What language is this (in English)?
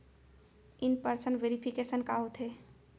Chhattisgarhi